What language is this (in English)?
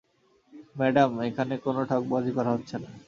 Bangla